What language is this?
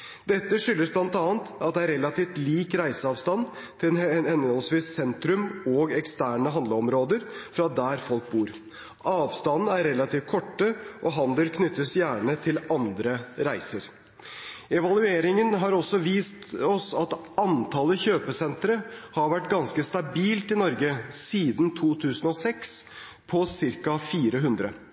Norwegian Bokmål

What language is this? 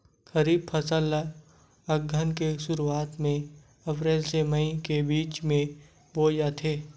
Chhattisgarhi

